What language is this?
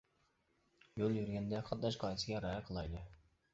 Uyghur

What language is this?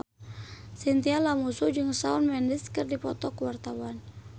Sundanese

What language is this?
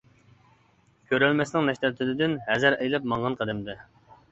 Uyghur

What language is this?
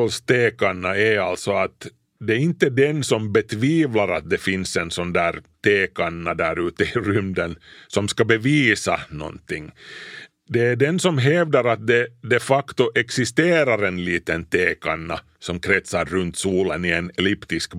Swedish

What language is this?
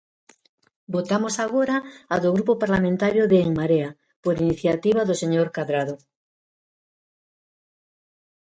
Galician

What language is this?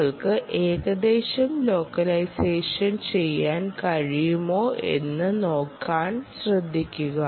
Malayalam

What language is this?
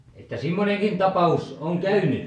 Finnish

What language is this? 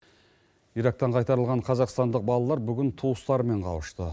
Kazakh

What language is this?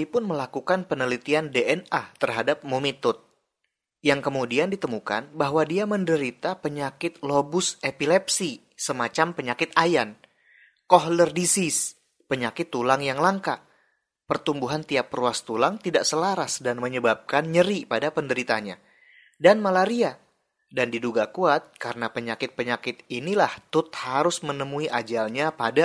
Indonesian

